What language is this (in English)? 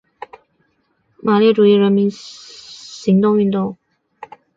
Chinese